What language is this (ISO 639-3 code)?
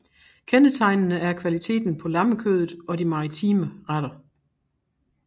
dan